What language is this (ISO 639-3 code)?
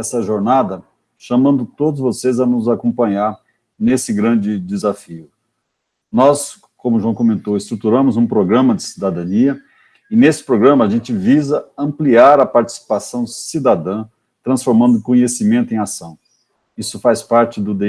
por